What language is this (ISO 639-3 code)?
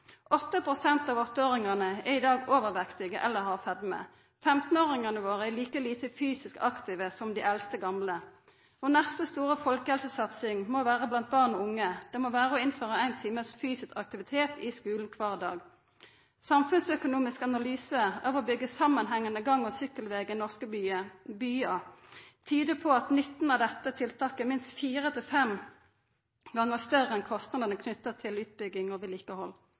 nno